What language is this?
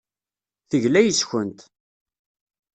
Kabyle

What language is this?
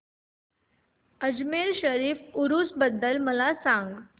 Marathi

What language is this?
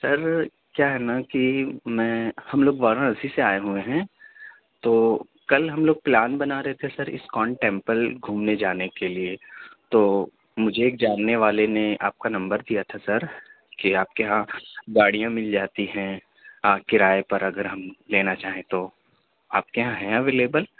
Urdu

